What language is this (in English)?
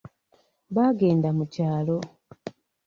Ganda